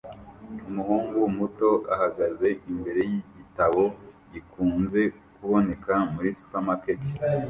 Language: Kinyarwanda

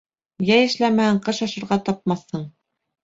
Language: Bashkir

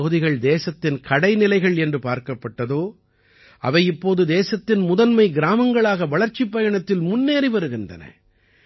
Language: Tamil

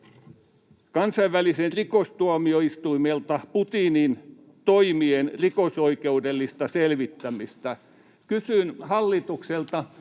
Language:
Finnish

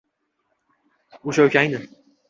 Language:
Uzbek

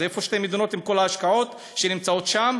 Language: Hebrew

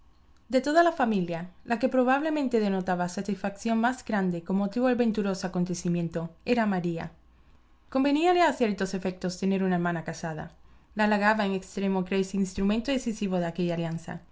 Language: Spanish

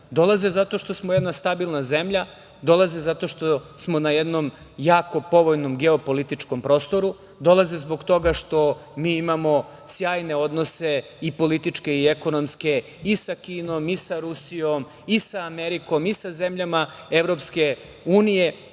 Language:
Serbian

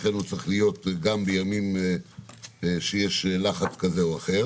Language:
Hebrew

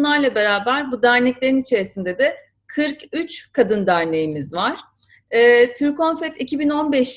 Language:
Turkish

